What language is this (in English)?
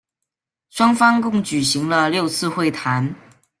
Chinese